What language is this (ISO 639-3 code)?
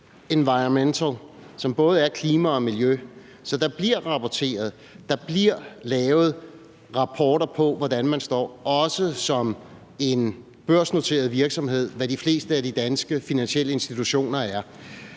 dan